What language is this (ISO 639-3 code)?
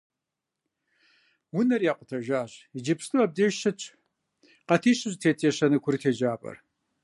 kbd